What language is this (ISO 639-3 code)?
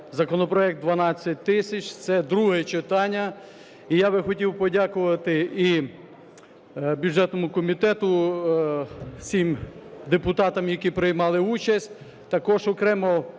ukr